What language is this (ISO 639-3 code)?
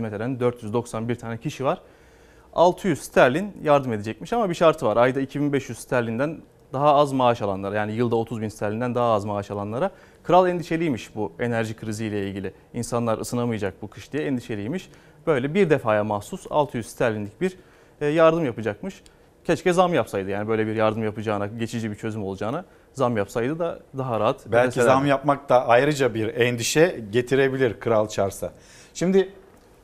tur